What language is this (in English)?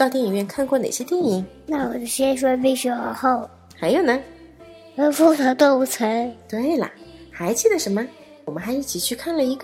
Chinese